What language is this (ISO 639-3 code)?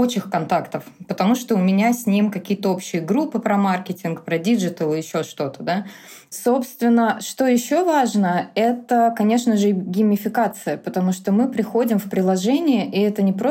rus